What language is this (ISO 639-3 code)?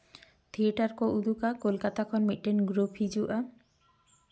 sat